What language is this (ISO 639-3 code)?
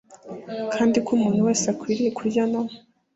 kin